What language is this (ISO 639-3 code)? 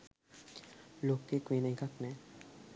sin